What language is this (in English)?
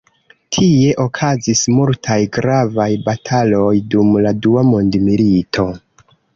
Esperanto